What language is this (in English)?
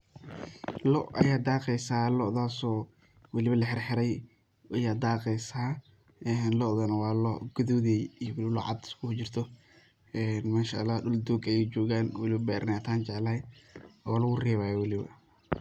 Somali